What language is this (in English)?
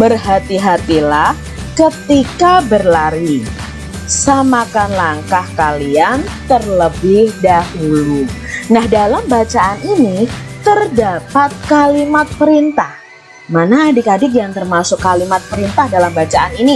Indonesian